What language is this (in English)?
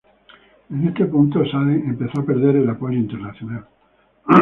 Spanish